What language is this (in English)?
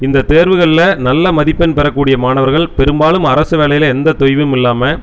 Tamil